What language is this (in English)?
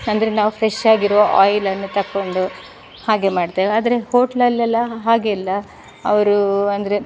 Kannada